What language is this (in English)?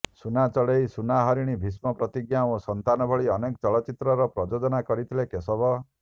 Odia